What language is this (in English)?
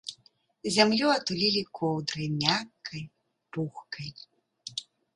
Belarusian